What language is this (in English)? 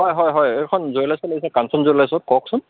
Assamese